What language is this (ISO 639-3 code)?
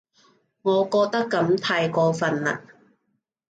yue